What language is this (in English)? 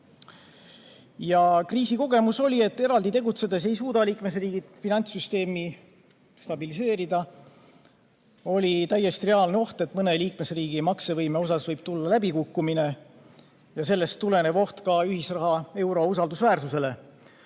Estonian